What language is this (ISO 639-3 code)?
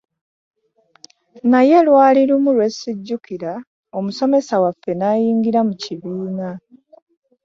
lug